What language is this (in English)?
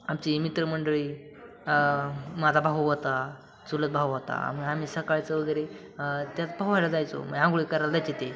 Marathi